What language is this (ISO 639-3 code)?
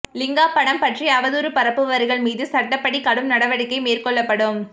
tam